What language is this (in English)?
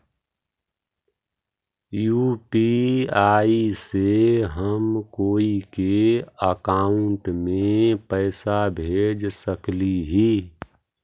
Magahi